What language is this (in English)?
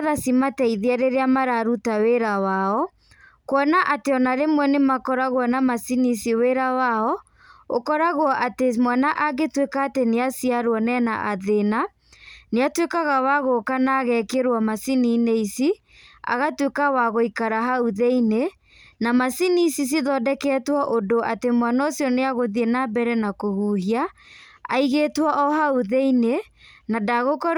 Kikuyu